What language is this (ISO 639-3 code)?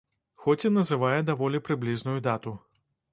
bel